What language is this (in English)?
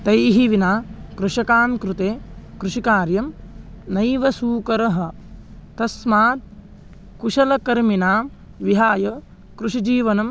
Sanskrit